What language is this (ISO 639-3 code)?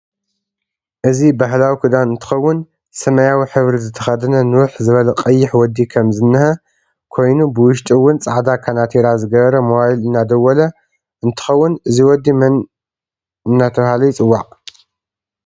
tir